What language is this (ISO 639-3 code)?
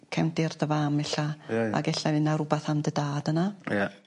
cym